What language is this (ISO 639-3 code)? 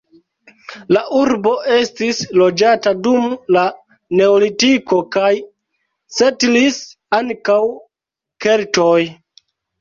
epo